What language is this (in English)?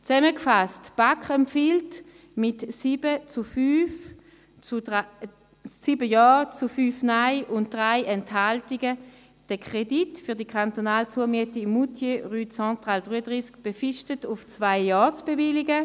Swiss German